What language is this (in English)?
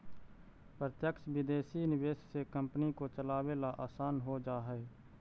Magahi